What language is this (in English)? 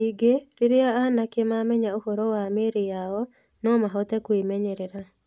Kikuyu